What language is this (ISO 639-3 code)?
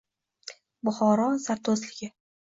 uzb